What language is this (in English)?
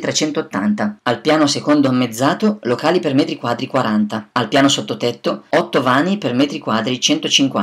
Italian